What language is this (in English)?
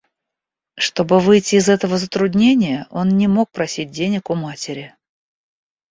Russian